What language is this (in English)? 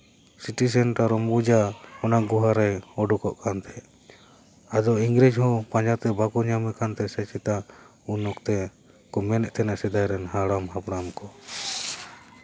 Santali